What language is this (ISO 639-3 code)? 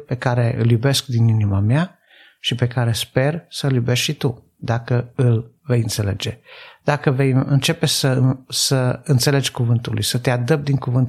ron